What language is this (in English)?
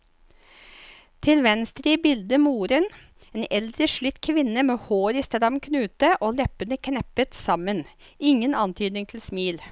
Norwegian